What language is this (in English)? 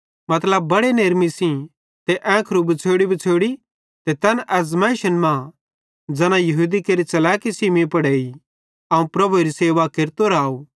Bhadrawahi